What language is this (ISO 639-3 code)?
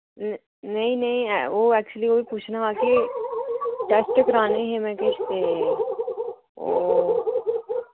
doi